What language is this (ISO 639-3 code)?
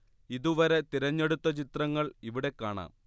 mal